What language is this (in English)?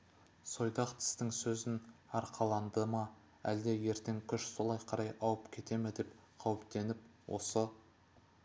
Kazakh